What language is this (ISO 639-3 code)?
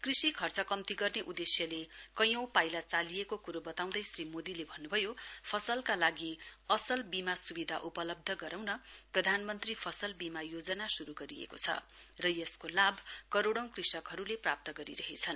nep